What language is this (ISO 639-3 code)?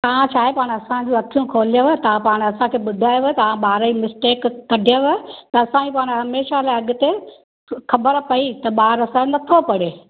snd